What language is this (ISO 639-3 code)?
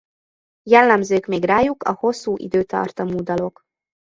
hun